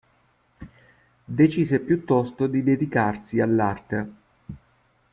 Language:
Italian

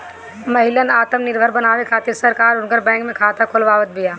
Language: Bhojpuri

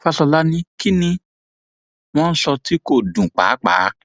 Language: Yoruba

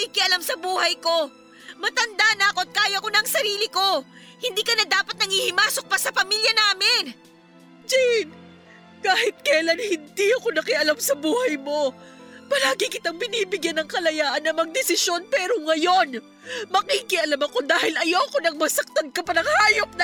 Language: Filipino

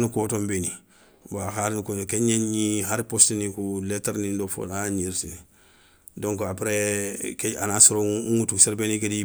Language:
Soninke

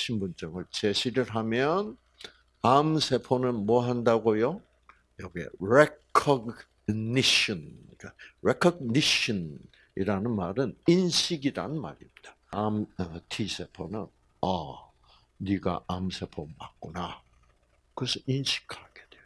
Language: Korean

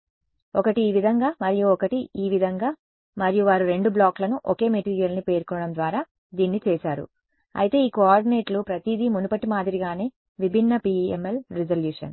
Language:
Telugu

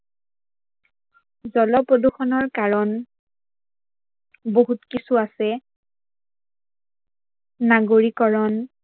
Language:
Assamese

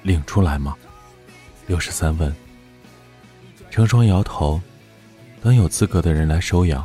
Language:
Chinese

